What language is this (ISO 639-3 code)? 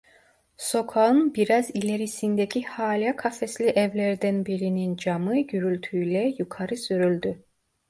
tur